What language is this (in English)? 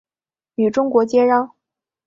Chinese